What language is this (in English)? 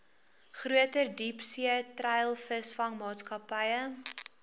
Afrikaans